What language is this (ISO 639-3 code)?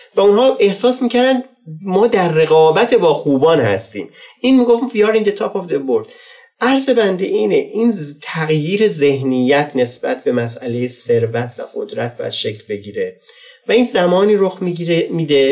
fas